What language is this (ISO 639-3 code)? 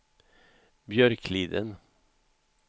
swe